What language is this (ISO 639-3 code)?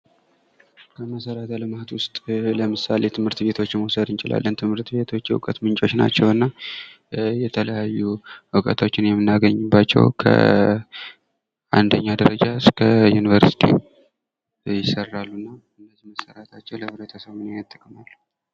amh